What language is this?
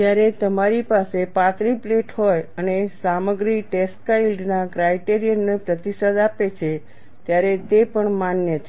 Gujarati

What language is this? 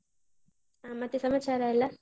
Kannada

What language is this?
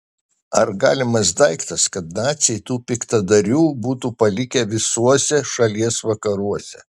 Lithuanian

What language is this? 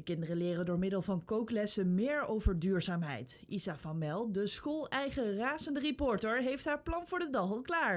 Dutch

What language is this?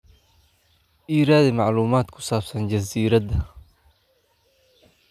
Somali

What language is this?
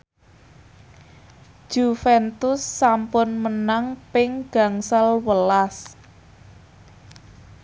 Javanese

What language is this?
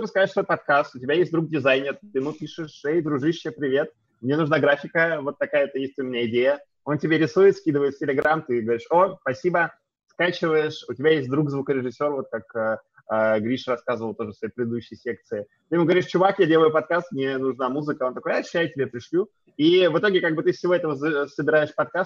Russian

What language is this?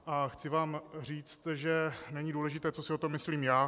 Czech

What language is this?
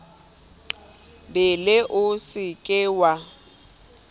Southern Sotho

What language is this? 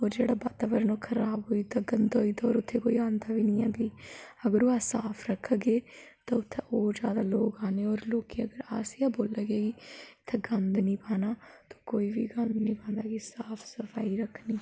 Dogri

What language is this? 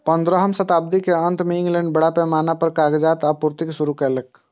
Maithili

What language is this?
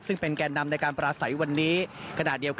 Thai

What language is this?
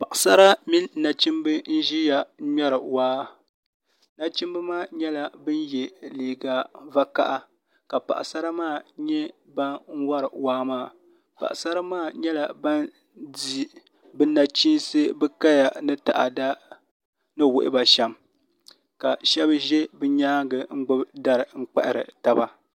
Dagbani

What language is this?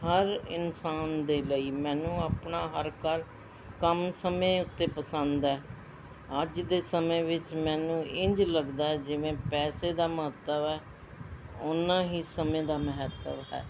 Punjabi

